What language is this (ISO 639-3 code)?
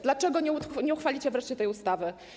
pol